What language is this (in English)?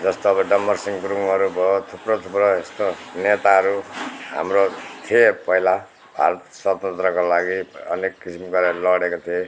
Nepali